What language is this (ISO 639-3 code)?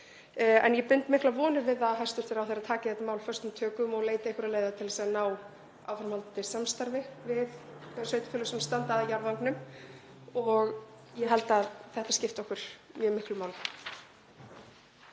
isl